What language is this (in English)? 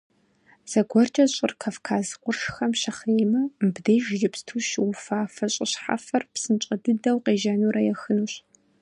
Kabardian